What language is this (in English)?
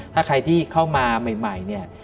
Thai